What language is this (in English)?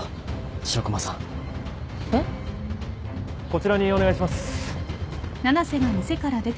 Japanese